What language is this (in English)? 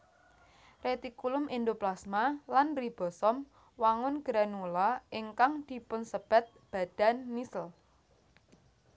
Javanese